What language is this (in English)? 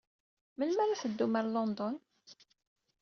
Kabyle